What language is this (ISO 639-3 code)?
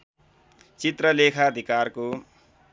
nep